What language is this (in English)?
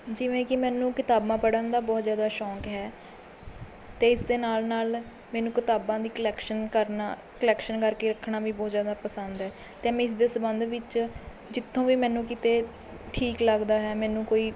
Punjabi